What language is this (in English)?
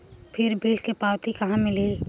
Chhattisgarhi